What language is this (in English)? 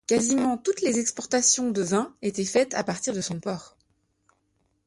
French